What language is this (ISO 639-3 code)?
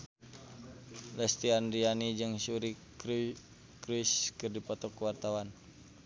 sun